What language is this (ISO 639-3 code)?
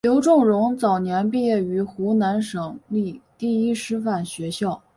zho